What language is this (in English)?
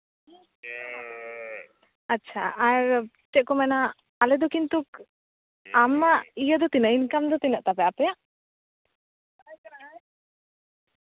Santali